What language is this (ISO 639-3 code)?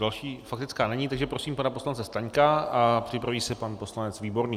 ces